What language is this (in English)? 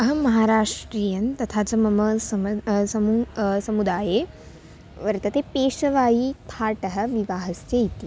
Sanskrit